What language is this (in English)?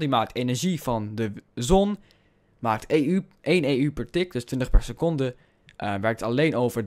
Dutch